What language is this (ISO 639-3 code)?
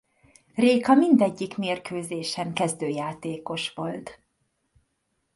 hun